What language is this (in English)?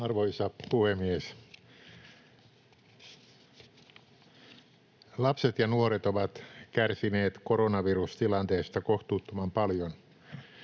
Finnish